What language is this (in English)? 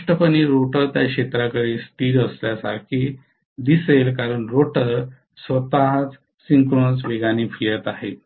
Marathi